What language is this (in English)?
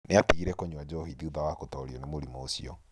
Kikuyu